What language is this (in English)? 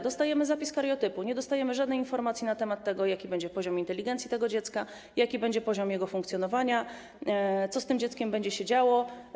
Polish